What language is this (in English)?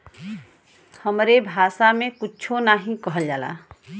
Bhojpuri